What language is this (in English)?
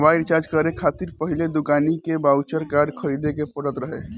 Bhojpuri